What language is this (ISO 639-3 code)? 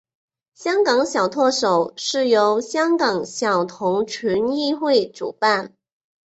zho